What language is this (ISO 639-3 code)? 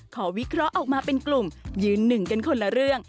tha